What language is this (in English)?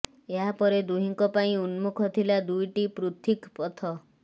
Odia